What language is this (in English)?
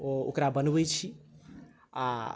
Maithili